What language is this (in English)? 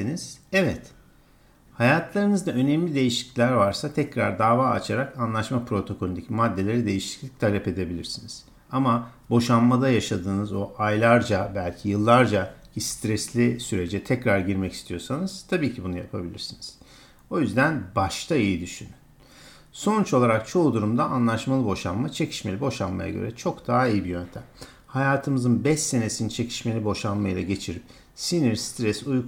Turkish